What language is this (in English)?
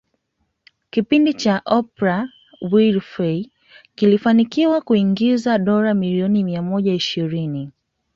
Swahili